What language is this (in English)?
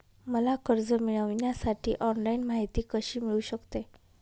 Marathi